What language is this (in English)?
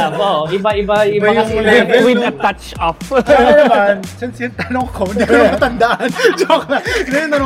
Filipino